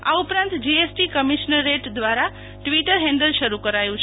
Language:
Gujarati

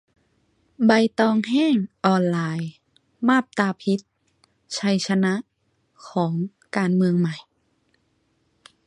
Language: Thai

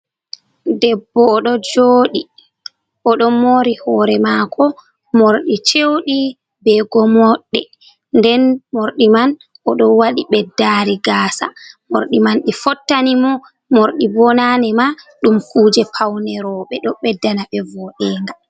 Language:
Fula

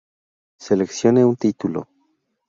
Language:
Spanish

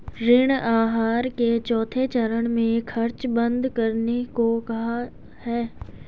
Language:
Hindi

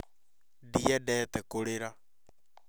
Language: Kikuyu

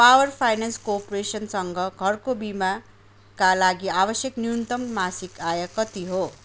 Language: Nepali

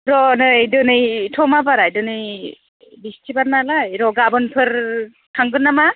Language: Bodo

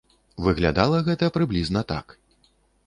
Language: Belarusian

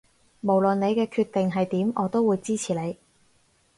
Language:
Cantonese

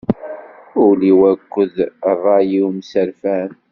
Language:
Kabyle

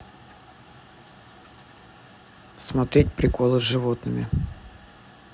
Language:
Russian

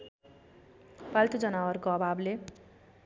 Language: Nepali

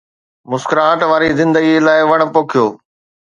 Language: Sindhi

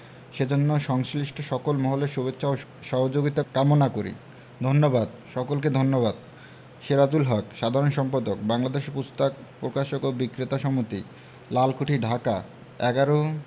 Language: Bangla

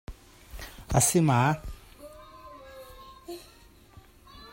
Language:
Hakha Chin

